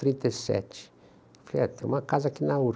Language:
Portuguese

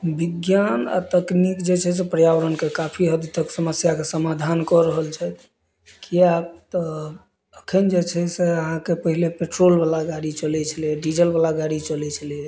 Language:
Maithili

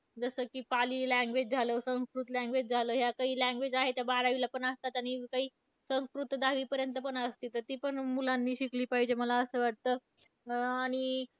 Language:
Marathi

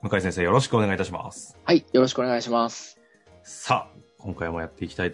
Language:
Japanese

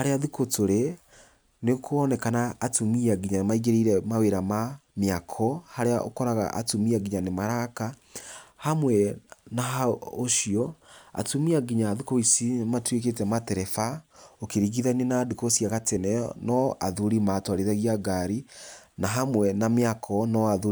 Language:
Kikuyu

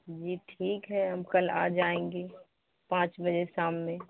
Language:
Urdu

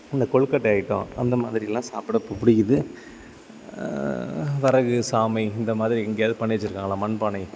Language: Tamil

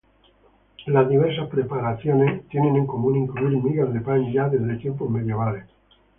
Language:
Spanish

